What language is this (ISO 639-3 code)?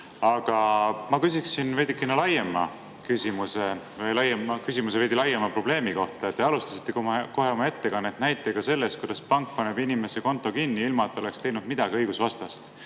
est